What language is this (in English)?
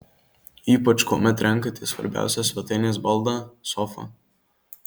Lithuanian